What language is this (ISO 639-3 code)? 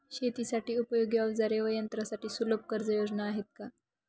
mar